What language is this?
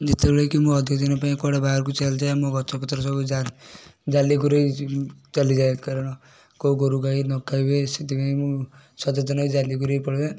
Odia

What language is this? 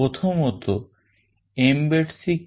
Bangla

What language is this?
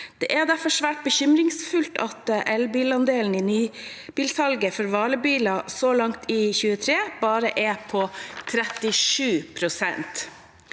Norwegian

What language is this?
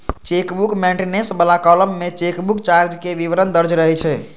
Maithili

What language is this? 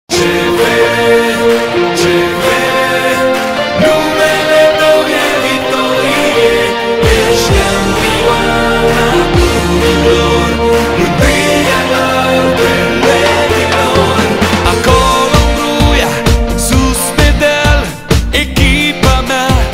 Dutch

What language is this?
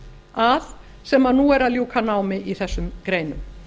Icelandic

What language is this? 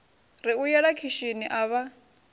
Venda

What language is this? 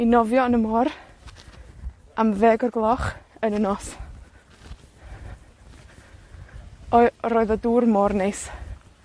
Welsh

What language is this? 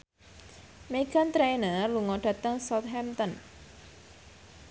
Javanese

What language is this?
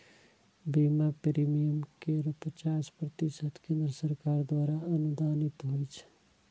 Maithili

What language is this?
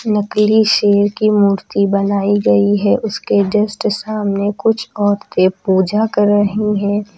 Hindi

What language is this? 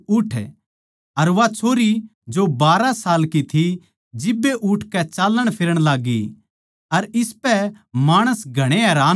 Haryanvi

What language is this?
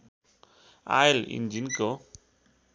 Nepali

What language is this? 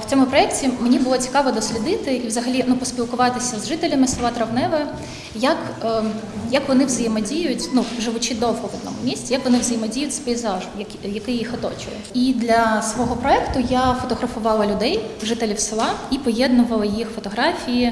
Ukrainian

